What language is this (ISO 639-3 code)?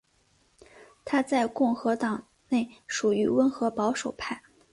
zho